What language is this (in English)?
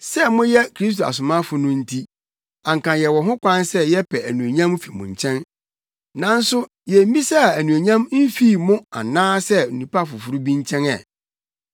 Akan